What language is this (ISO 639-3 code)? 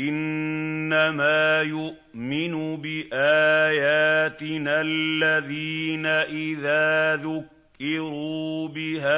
ara